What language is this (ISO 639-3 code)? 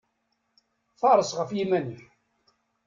kab